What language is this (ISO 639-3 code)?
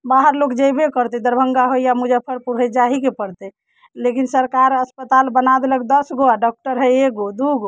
mai